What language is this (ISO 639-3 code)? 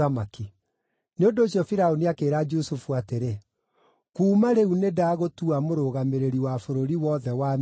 kik